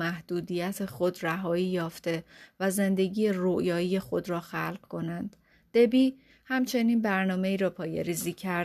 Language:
Persian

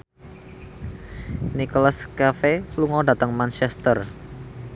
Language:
Javanese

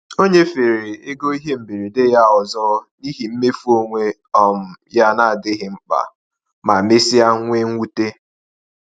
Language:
Igbo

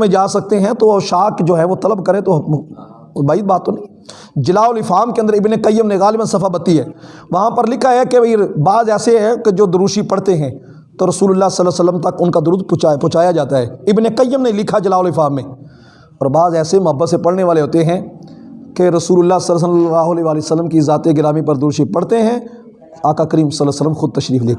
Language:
Urdu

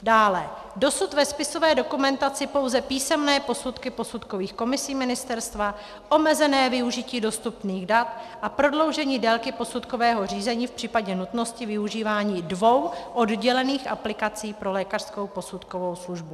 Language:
Czech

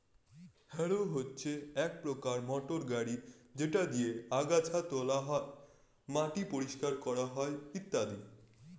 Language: Bangla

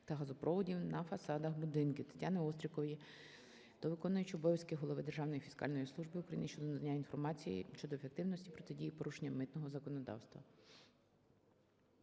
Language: Ukrainian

